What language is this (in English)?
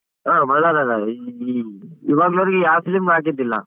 Kannada